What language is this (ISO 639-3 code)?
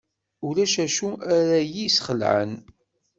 kab